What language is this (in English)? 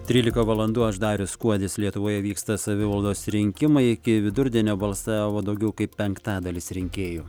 Lithuanian